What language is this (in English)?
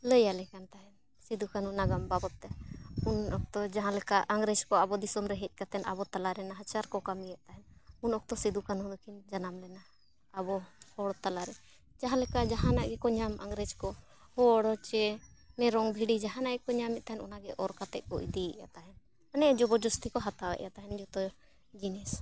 Santali